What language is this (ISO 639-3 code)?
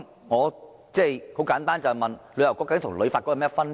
yue